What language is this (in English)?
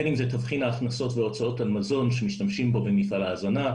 Hebrew